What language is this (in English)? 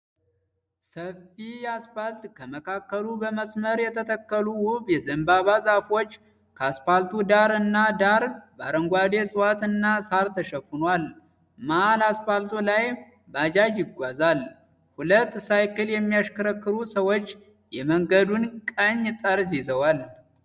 Amharic